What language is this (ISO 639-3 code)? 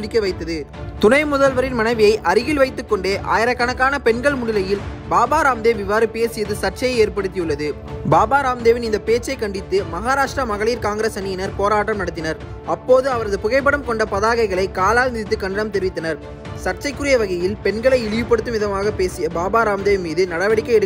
ron